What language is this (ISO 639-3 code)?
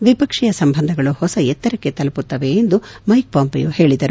kan